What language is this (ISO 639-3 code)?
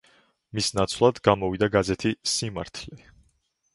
kat